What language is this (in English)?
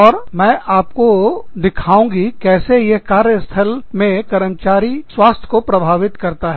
Hindi